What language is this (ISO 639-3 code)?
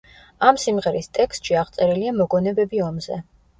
kat